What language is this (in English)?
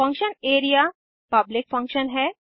Hindi